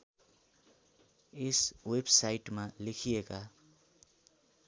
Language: Nepali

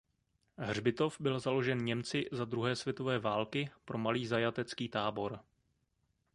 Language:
Czech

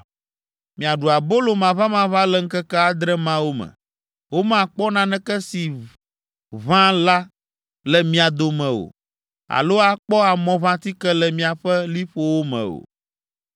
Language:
Ewe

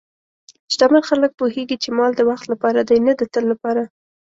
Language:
Pashto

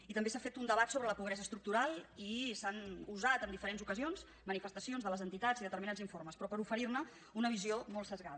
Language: Catalan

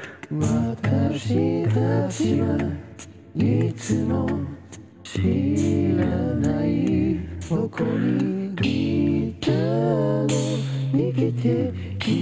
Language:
Japanese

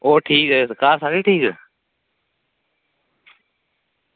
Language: Dogri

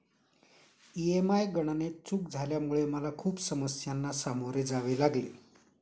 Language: Marathi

